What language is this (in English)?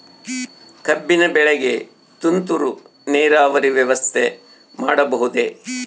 Kannada